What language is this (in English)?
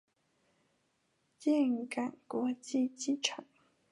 Chinese